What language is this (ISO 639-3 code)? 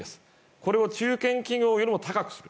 jpn